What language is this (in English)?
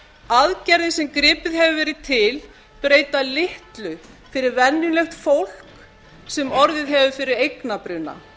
Icelandic